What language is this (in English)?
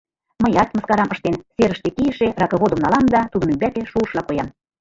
Mari